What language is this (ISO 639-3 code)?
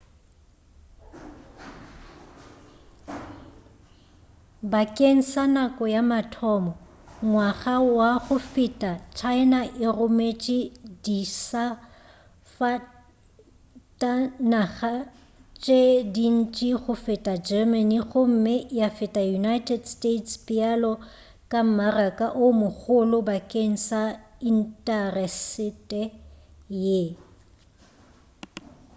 nso